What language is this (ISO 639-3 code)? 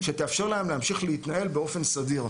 heb